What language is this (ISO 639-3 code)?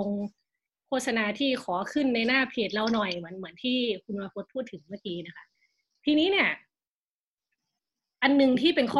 tha